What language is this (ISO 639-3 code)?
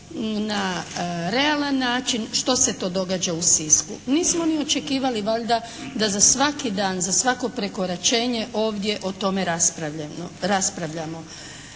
hrv